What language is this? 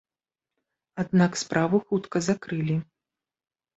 Belarusian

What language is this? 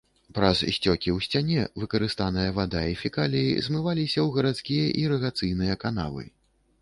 Belarusian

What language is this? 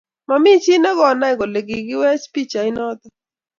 Kalenjin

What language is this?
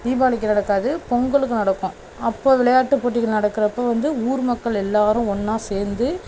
Tamil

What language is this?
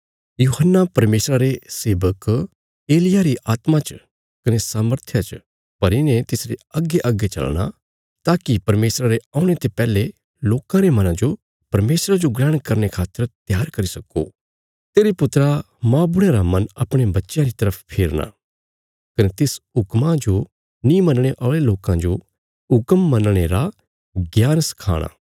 Bilaspuri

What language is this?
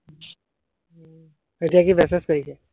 Assamese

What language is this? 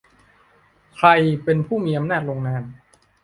Thai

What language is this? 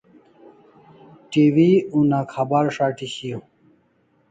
Kalasha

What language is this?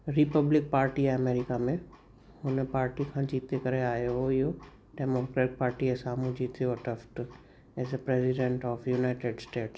Sindhi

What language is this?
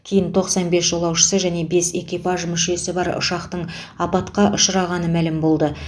Kazakh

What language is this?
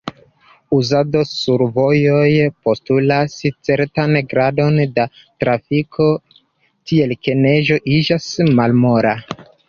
Esperanto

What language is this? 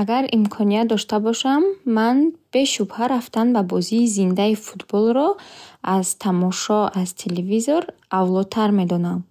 Bukharic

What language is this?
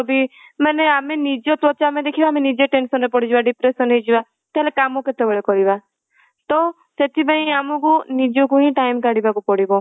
Odia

